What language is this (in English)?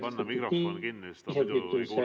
Estonian